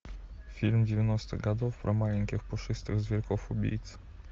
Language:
Russian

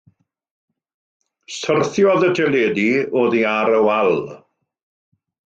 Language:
Welsh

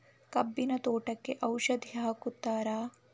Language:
Kannada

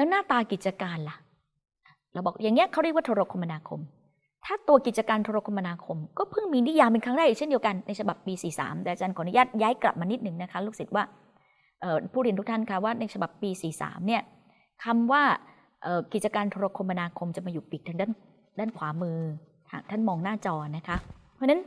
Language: Thai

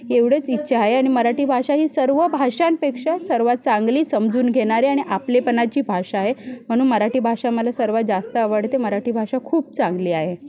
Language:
Marathi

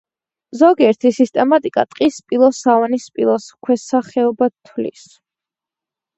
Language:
Georgian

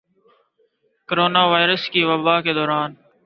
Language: Urdu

